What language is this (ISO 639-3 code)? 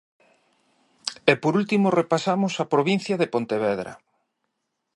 glg